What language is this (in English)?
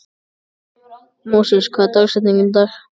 Icelandic